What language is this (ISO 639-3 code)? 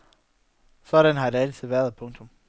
dan